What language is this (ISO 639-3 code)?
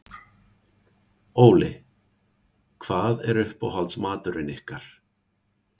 isl